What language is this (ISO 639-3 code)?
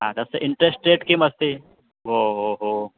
san